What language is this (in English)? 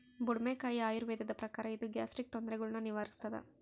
Kannada